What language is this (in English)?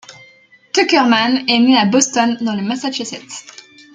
French